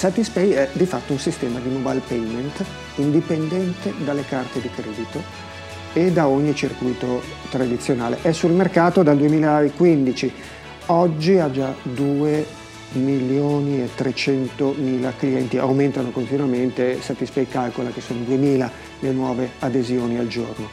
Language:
Italian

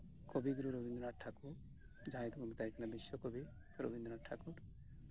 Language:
Santali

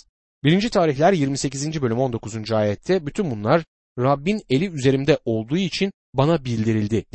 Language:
Turkish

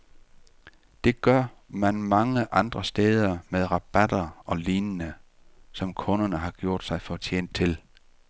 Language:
Danish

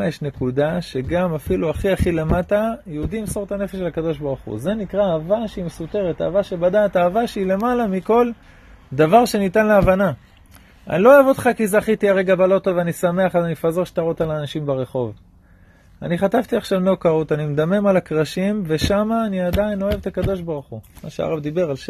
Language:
Hebrew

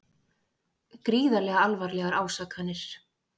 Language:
Icelandic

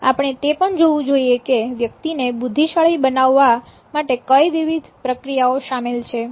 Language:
Gujarati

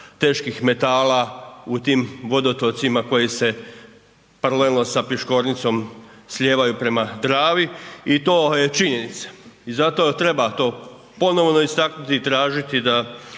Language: Croatian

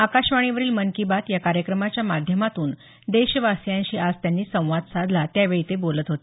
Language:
Marathi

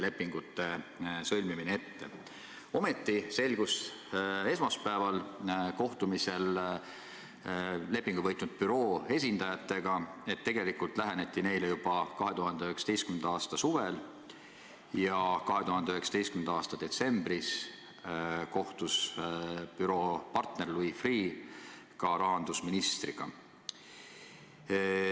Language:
Estonian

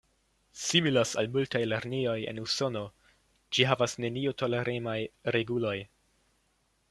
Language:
Esperanto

